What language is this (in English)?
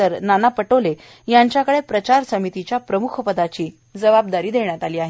Marathi